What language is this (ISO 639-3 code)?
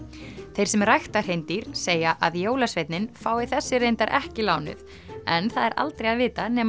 isl